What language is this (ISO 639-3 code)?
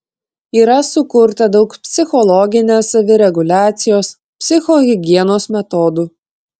lit